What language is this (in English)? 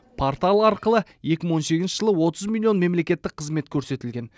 Kazakh